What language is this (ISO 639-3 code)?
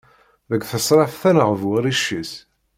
kab